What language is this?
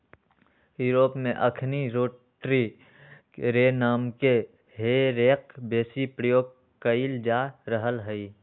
Magahi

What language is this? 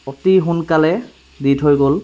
Assamese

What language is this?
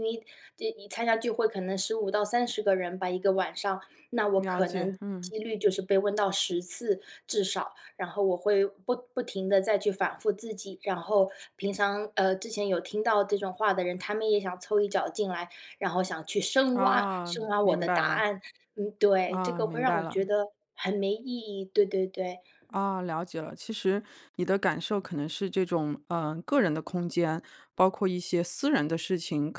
Chinese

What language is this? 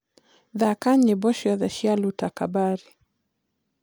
Kikuyu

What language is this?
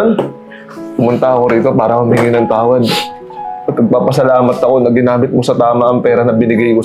Filipino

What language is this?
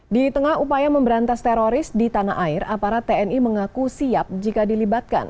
Indonesian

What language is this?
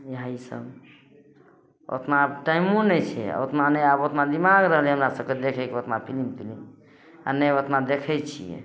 Maithili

